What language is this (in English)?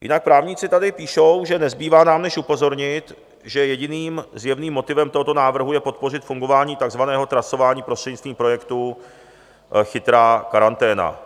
Czech